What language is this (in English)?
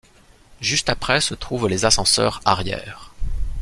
French